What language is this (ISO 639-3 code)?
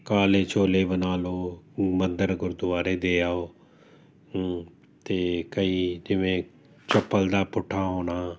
pan